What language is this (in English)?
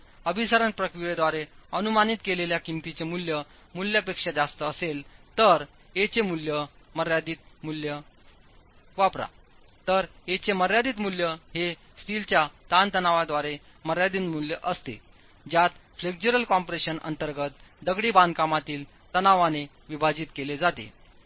Marathi